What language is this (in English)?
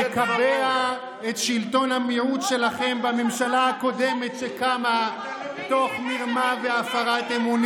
Hebrew